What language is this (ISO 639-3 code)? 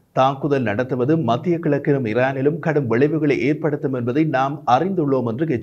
tam